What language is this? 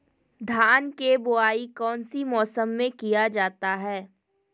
Magahi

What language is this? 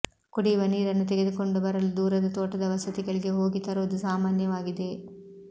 Kannada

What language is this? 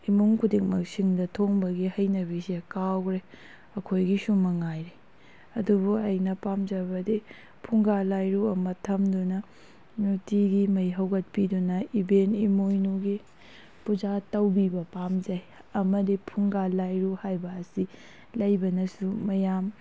Manipuri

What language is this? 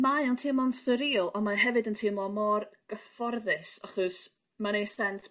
Welsh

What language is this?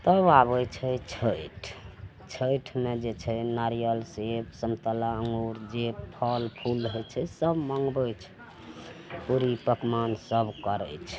Maithili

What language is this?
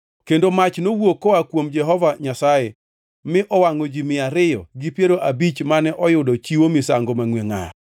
Luo (Kenya and Tanzania)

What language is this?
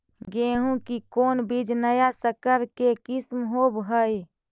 Magahi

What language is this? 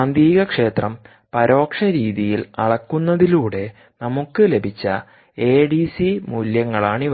Malayalam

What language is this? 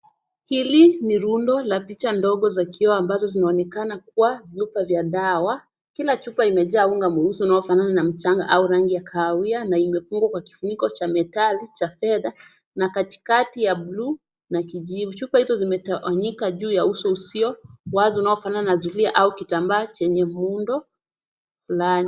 Swahili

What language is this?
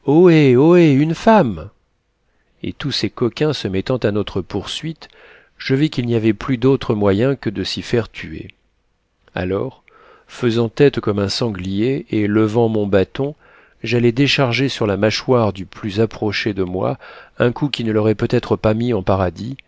French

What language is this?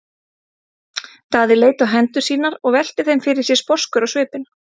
Icelandic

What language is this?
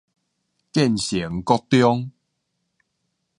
Min Nan Chinese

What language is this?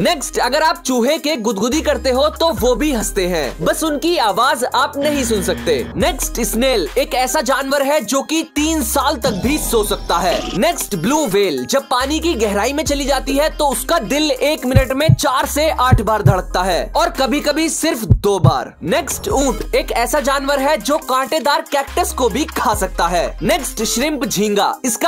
Hindi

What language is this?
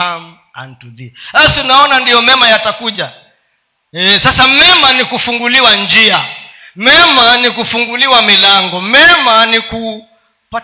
Swahili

